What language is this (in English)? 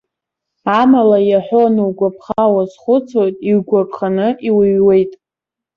Abkhazian